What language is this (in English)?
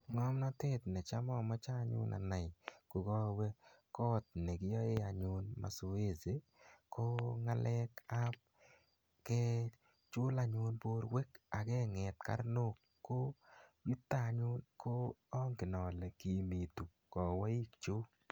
Kalenjin